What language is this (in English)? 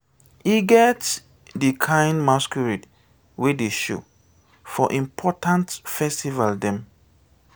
Nigerian Pidgin